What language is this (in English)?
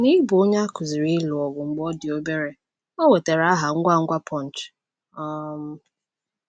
Igbo